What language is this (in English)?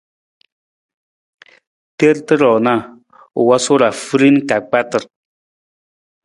Nawdm